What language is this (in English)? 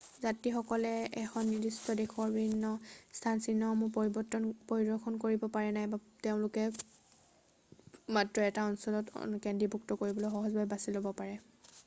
Assamese